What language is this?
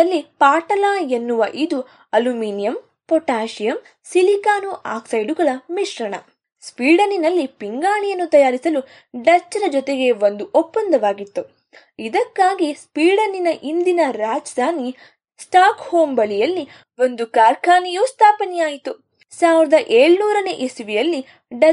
Kannada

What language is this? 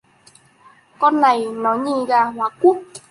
Vietnamese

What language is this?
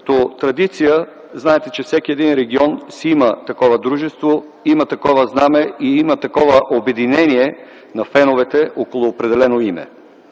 Bulgarian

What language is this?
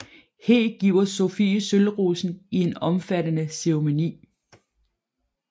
Danish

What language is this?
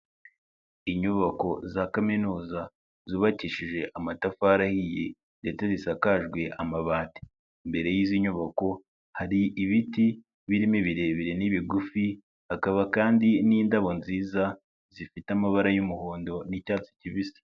Kinyarwanda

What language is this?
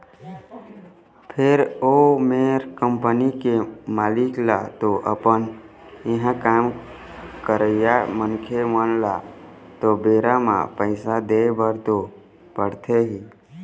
Chhattisgarhi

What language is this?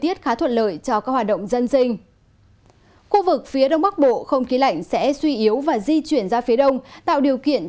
Vietnamese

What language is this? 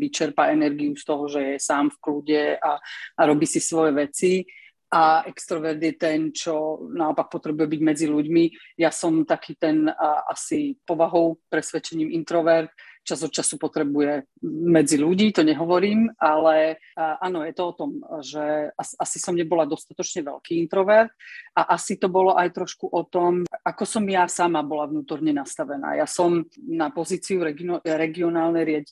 Slovak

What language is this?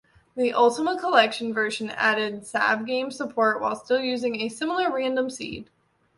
English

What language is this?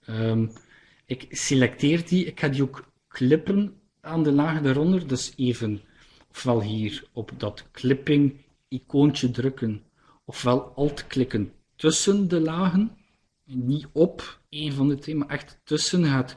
Dutch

